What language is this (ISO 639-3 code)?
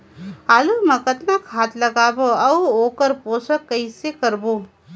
hne